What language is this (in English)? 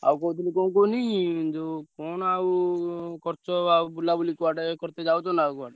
Odia